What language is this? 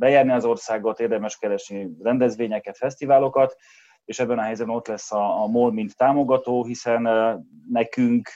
Hungarian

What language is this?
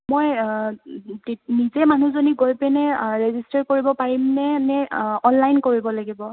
Assamese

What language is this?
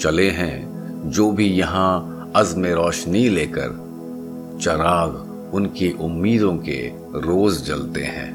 Hindi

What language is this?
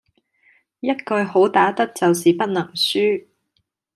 Cantonese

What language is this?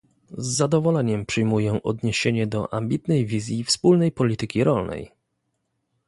Polish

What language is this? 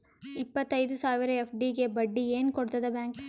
Kannada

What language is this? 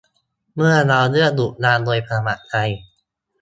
Thai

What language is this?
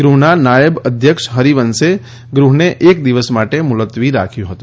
Gujarati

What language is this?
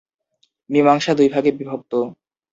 Bangla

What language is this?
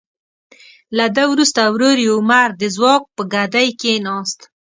Pashto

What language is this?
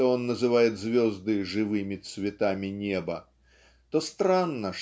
Russian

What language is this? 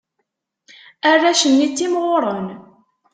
Kabyle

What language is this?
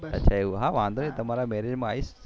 Gujarati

